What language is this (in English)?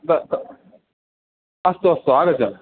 Sanskrit